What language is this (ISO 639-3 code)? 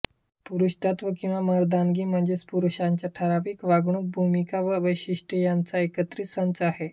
mar